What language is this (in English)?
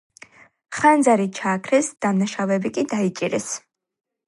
Georgian